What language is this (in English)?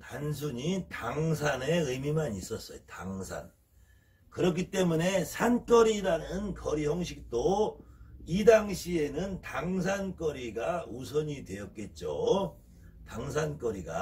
Korean